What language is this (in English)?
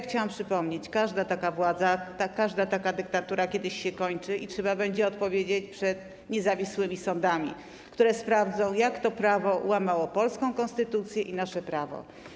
Polish